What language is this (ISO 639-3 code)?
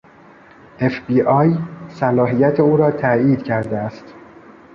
fas